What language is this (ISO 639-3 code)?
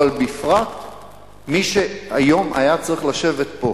heb